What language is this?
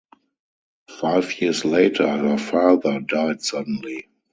English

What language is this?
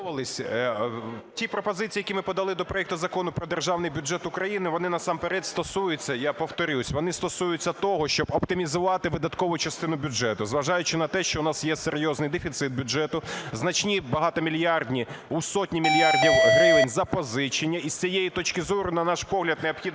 Ukrainian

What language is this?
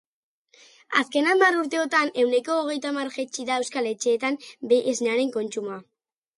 Basque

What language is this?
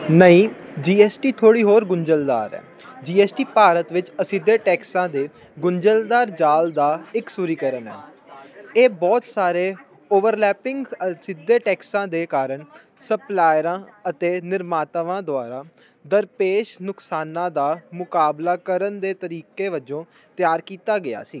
Punjabi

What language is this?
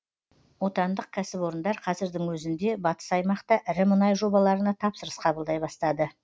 Kazakh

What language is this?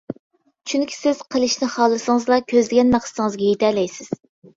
Uyghur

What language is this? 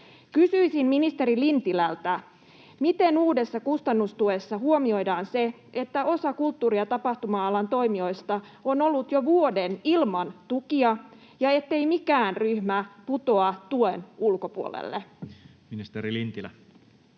Finnish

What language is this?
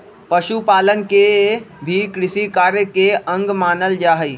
Magahi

